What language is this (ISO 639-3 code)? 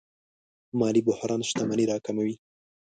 pus